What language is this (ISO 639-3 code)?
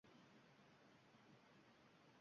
uzb